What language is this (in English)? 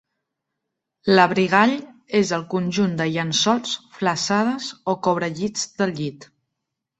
Catalan